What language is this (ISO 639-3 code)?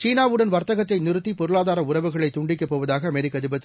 tam